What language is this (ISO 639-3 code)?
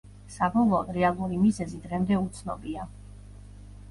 kat